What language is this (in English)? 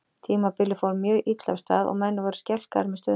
Icelandic